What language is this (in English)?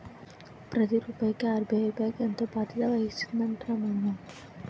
Telugu